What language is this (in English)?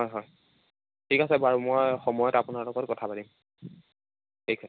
Assamese